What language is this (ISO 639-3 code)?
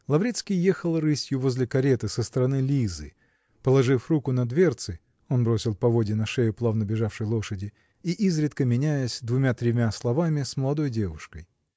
rus